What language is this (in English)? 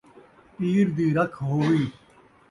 Saraiki